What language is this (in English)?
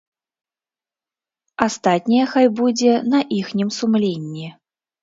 Belarusian